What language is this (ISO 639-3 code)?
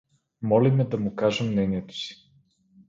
bul